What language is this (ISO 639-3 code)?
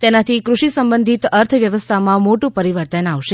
guj